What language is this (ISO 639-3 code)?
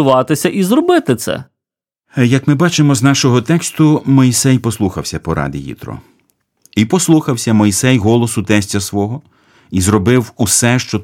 ukr